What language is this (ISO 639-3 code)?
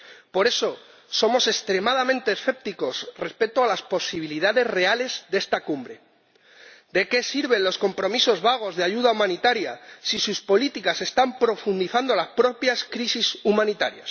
spa